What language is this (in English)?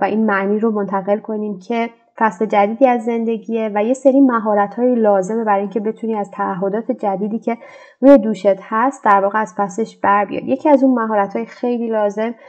Persian